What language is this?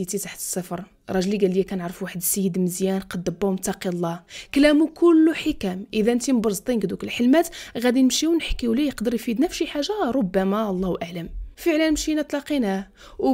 Arabic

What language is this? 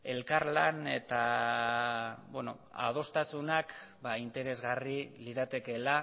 Basque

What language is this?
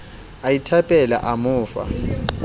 Southern Sotho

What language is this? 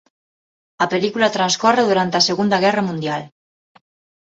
Galician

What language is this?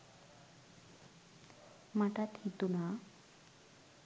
Sinhala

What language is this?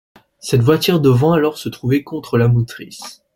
French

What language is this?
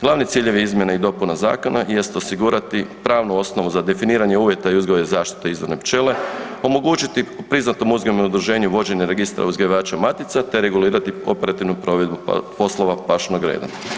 Croatian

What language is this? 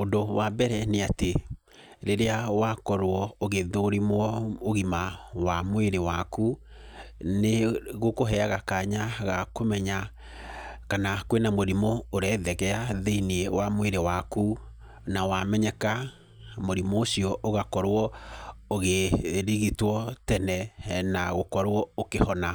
Kikuyu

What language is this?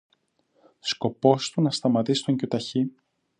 Greek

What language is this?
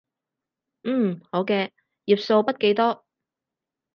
Cantonese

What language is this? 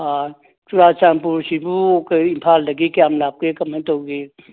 Manipuri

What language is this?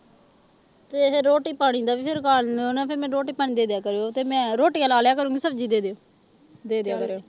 Punjabi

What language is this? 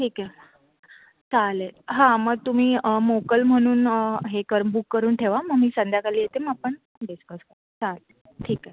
Marathi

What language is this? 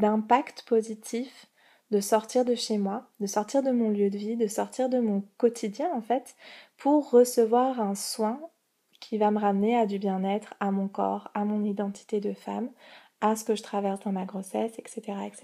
French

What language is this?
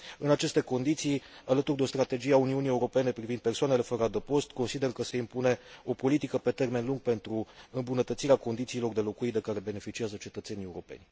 Romanian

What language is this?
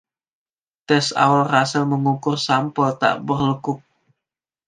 Indonesian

